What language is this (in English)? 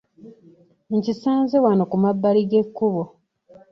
Ganda